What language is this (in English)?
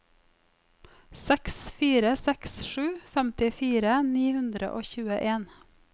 Norwegian